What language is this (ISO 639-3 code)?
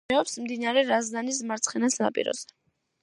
kat